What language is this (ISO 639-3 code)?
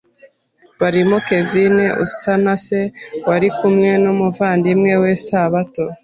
kin